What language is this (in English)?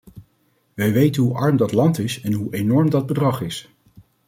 Dutch